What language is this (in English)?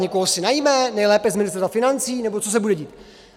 Czech